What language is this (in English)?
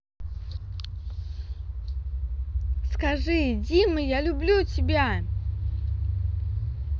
Russian